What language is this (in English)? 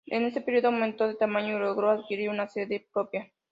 Spanish